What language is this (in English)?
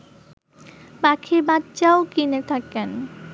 Bangla